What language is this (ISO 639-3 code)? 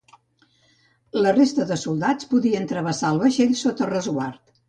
cat